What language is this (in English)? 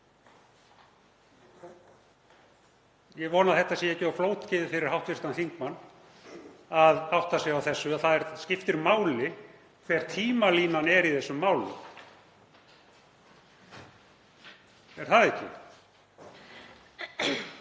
Icelandic